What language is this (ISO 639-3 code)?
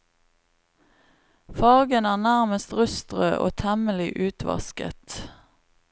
nor